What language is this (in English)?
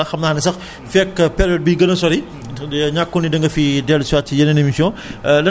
Wolof